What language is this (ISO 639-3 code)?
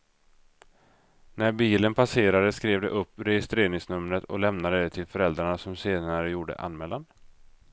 swe